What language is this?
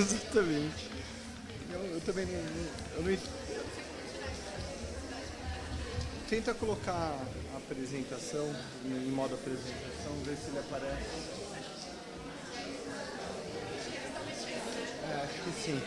Portuguese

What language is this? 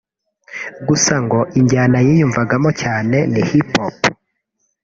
Kinyarwanda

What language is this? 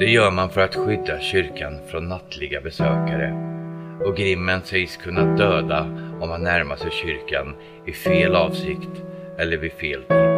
Swedish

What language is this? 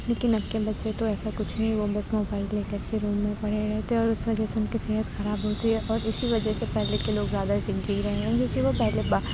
Urdu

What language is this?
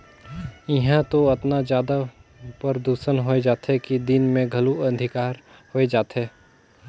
Chhattisgarhi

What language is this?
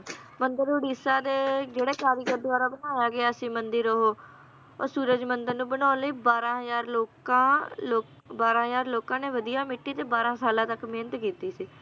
Punjabi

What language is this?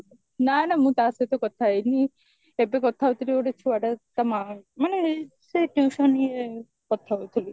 Odia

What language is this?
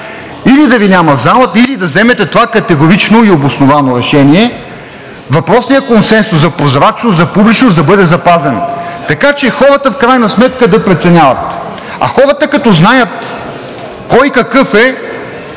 Bulgarian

